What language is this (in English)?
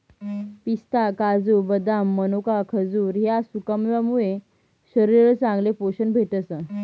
Marathi